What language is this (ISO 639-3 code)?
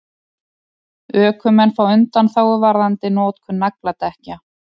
isl